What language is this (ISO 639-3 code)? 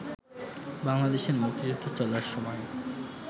ben